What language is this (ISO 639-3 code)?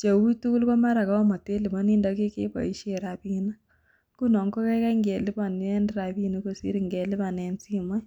kln